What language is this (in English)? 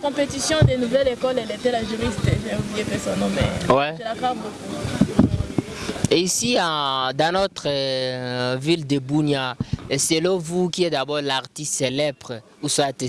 French